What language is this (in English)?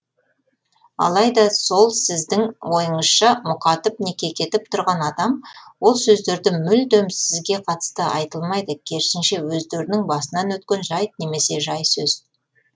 Kazakh